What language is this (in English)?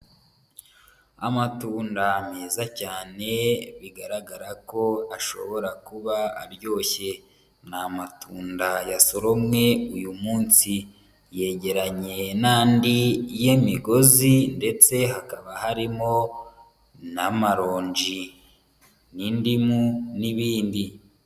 Kinyarwanda